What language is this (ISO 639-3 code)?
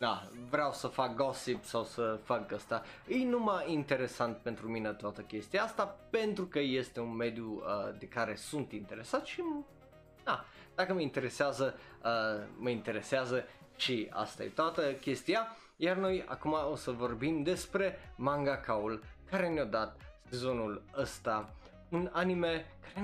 ron